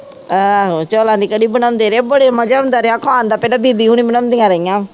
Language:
Punjabi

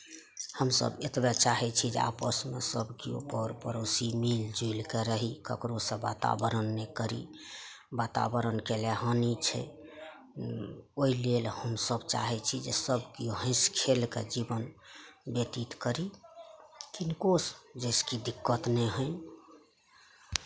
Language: Maithili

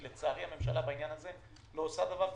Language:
Hebrew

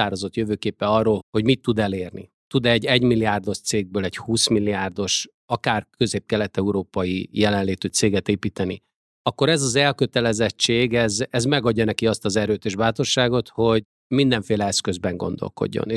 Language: Hungarian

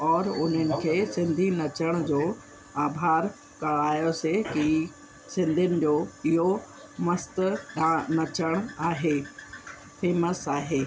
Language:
Sindhi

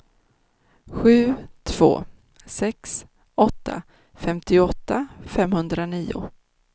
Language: Swedish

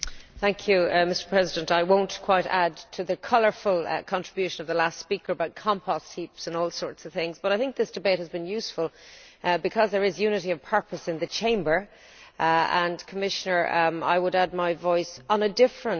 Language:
English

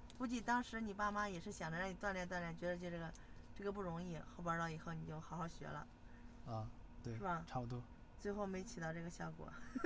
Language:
Chinese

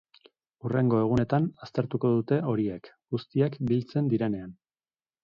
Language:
Basque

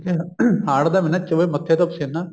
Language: Punjabi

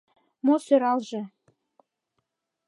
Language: Mari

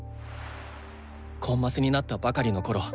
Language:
Japanese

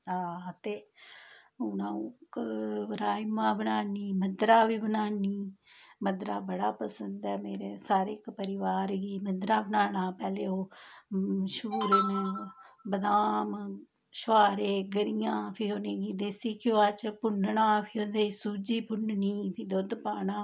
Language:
Dogri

